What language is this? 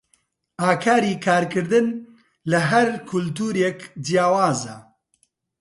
Central Kurdish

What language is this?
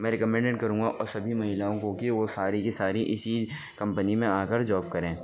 Urdu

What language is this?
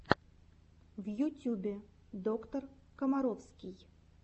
Russian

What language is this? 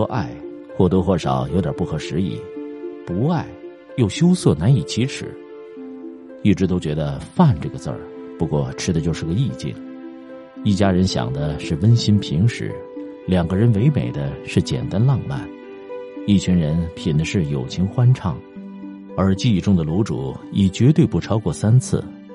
Chinese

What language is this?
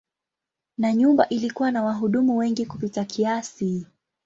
Swahili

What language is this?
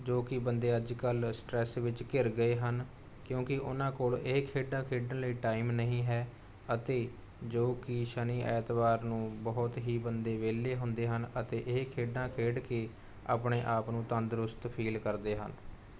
Punjabi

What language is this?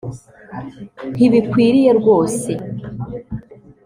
Kinyarwanda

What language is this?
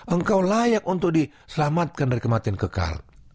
Indonesian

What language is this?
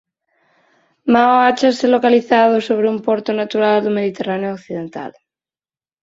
Galician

